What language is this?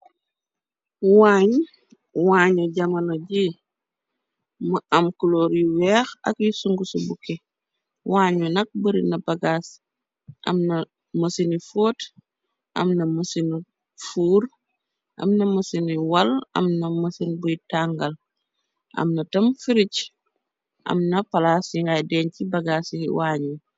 Wolof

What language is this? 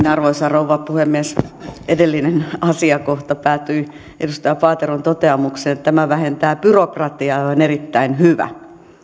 Finnish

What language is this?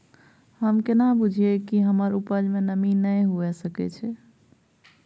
Maithili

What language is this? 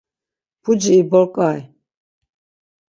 Laz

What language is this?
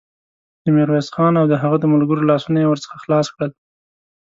Pashto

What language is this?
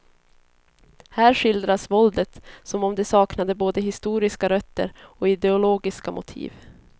Swedish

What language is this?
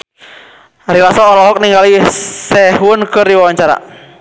Sundanese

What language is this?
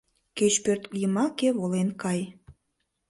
Mari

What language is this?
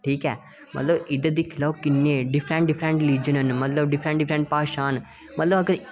Dogri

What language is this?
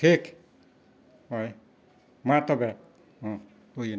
Santali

